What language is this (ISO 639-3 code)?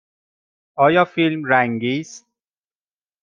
fas